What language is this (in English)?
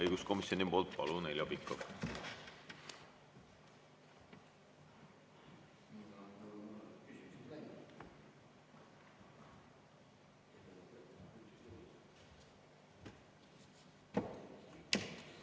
Estonian